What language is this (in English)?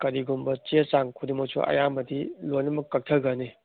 Manipuri